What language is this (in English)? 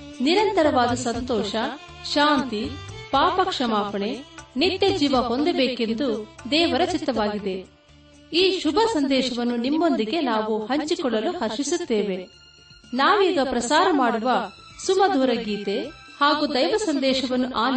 Kannada